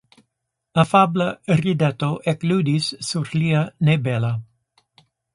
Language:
Esperanto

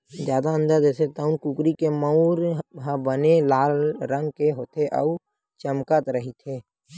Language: Chhattisgarhi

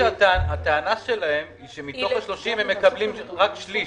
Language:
Hebrew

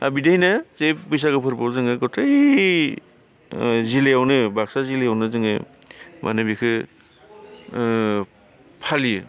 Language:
Bodo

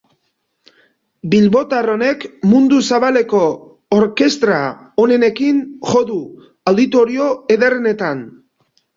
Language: Basque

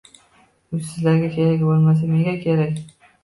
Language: Uzbek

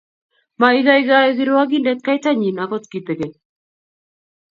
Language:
Kalenjin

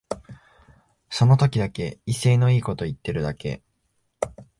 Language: Japanese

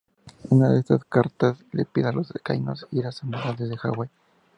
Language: Spanish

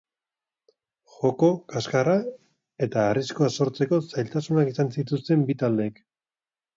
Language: Basque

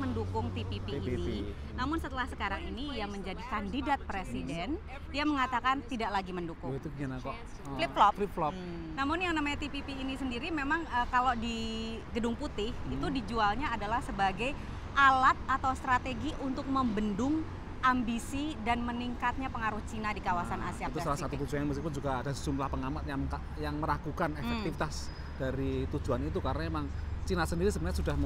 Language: Indonesian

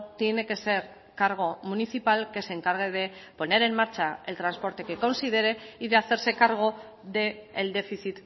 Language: Spanish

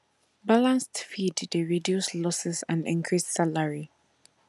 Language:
Nigerian Pidgin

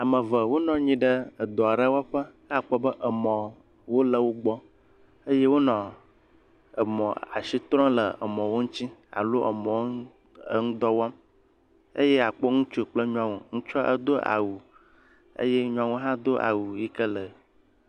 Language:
Ewe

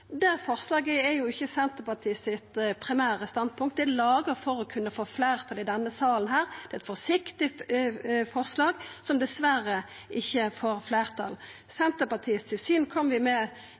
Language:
Norwegian Nynorsk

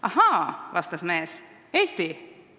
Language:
Estonian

